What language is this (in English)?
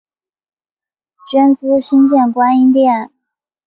Chinese